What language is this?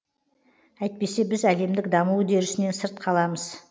Kazakh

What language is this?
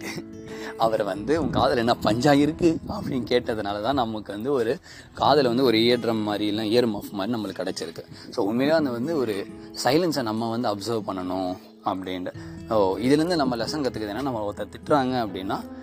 Tamil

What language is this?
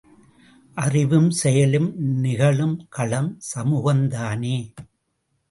Tamil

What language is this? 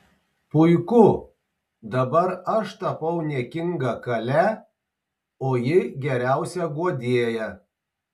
Lithuanian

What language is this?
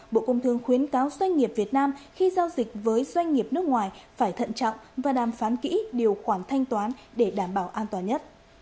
Vietnamese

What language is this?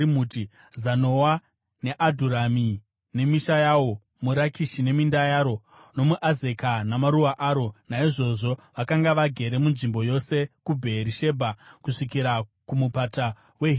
Shona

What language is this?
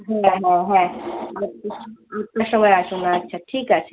Bangla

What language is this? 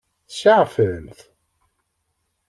Kabyle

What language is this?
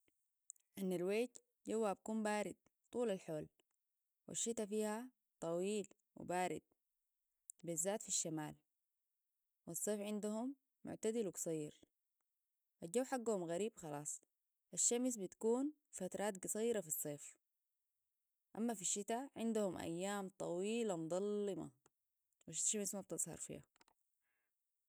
Sudanese Arabic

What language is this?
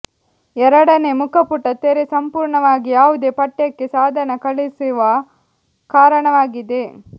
Kannada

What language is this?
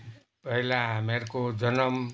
Nepali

